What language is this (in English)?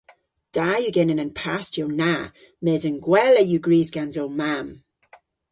Cornish